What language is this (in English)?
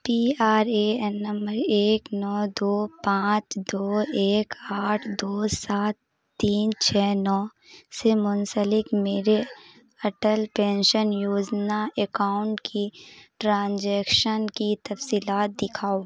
Urdu